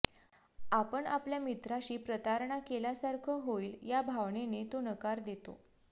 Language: Marathi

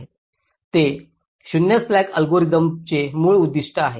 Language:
Marathi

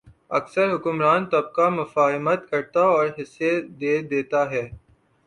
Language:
Urdu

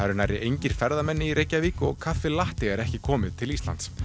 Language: Icelandic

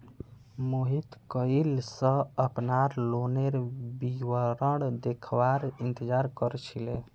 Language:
Magahi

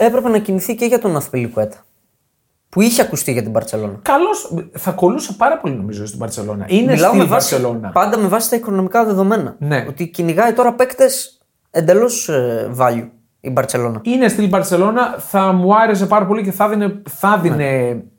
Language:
Greek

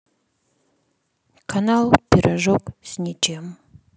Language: Russian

